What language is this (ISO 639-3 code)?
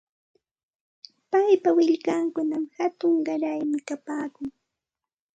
qxt